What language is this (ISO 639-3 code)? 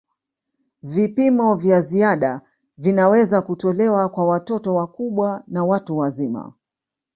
swa